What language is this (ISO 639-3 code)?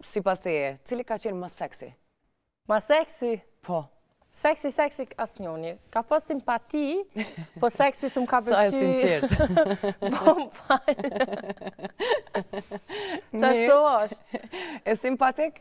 ron